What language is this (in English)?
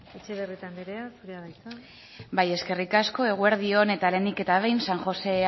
Basque